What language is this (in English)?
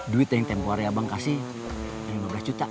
Indonesian